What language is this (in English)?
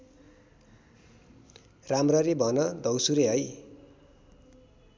Nepali